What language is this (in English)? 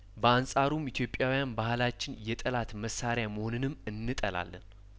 Amharic